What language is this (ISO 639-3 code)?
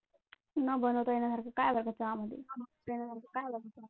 mar